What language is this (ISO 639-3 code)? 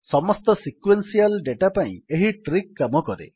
ori